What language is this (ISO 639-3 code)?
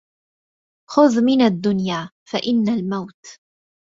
ara